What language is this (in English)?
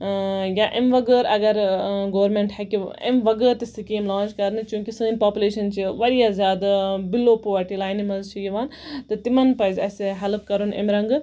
Kashmiri